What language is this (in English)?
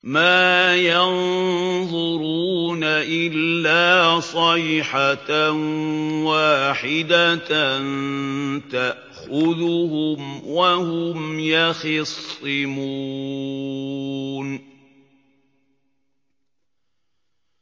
Arabic